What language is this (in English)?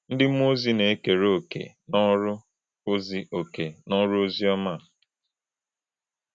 Igbo